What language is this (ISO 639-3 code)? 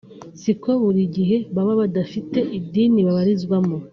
kin